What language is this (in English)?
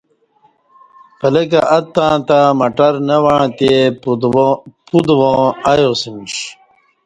Kati